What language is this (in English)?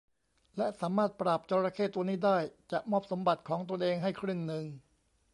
Thai